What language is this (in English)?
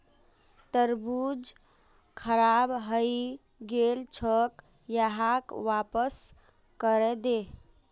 Magahi